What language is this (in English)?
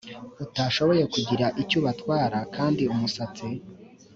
Kinyarwanda